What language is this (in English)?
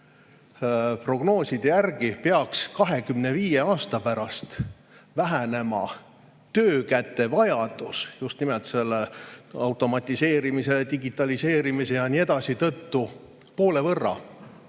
Estonian